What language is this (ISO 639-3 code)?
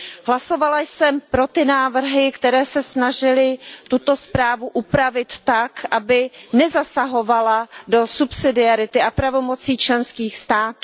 ces